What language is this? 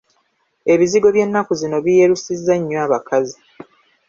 Ganda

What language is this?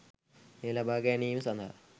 Sinhala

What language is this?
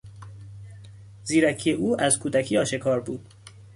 Persian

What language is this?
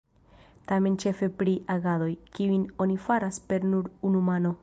Esperanto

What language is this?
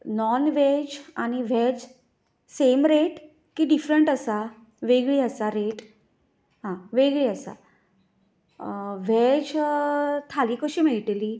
Konkani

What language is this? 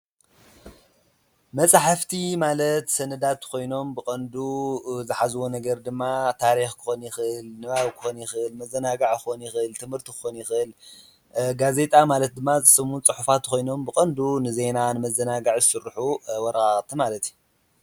Tigrinya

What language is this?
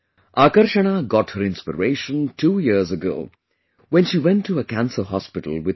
English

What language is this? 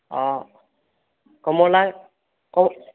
Assamese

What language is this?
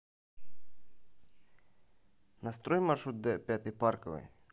Russian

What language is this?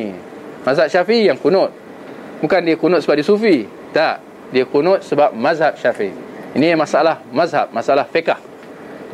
Malay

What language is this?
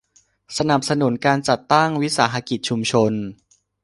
Thai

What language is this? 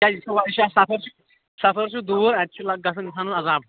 Kashmiri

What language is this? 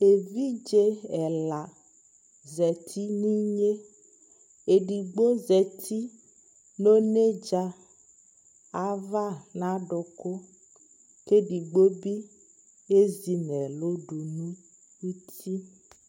Ikposo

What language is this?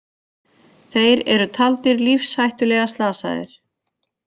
Icelandic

